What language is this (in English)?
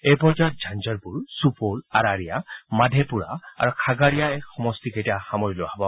Assamese